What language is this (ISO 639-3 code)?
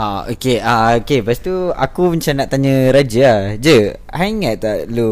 msa